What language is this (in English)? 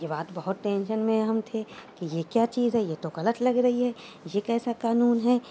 Urdu